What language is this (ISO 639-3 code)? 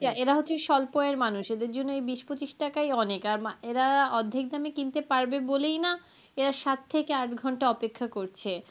ben